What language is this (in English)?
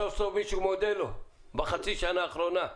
Hebrew